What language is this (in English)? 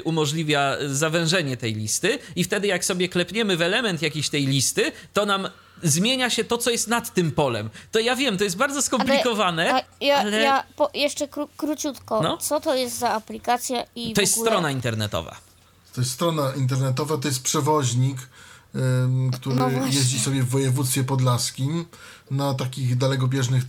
Polish